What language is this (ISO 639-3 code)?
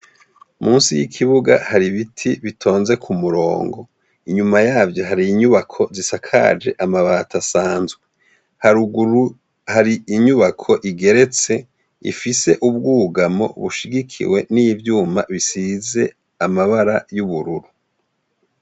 run